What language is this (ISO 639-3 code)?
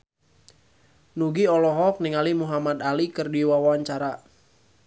sun